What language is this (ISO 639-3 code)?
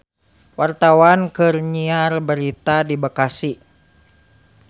sun